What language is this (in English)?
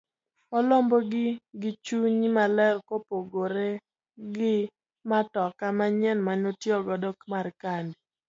Luo (Kenya and Tanzania)